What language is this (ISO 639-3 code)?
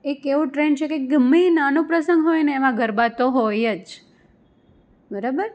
guj